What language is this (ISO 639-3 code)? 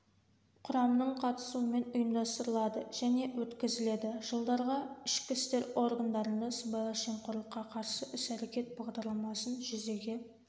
kaz